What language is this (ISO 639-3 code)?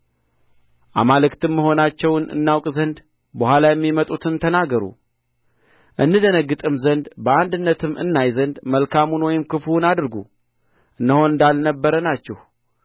amh